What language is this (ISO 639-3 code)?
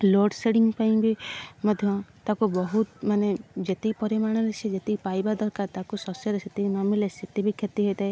ori